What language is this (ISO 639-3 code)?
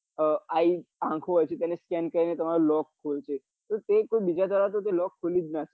guj